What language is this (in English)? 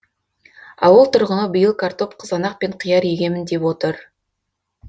Kazakh